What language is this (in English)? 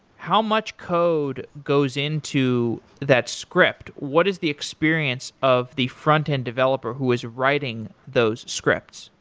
English